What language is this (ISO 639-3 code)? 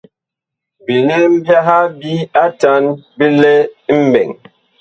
bkh